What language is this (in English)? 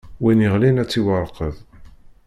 Kabyle